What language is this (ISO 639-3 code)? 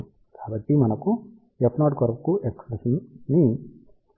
tel